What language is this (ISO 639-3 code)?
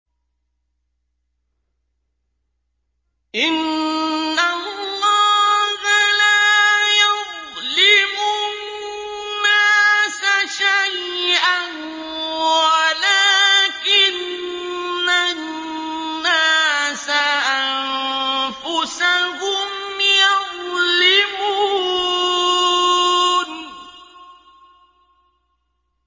ara